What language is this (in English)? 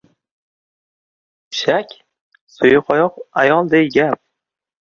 Uzbek